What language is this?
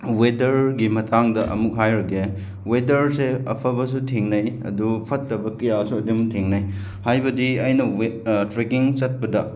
Manipuri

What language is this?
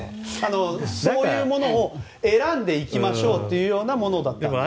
Japanese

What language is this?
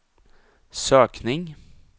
Swedish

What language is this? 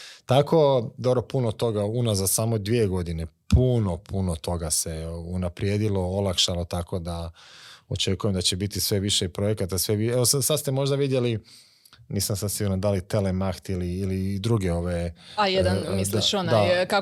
Croatian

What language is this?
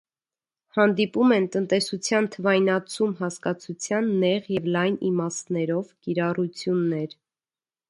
Armenian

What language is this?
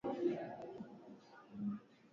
Swahili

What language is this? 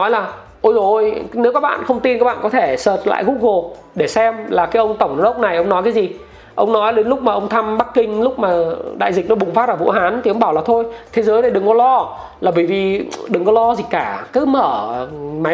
Vietnamese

